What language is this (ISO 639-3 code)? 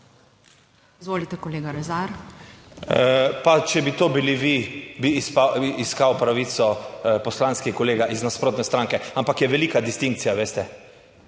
slv